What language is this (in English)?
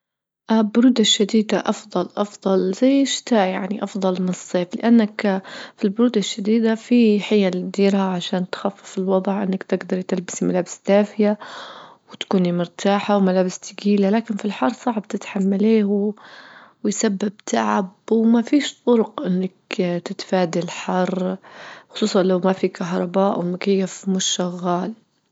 Libyan Arabic